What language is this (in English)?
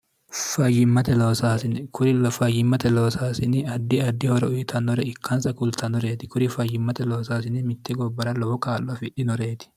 Sidamo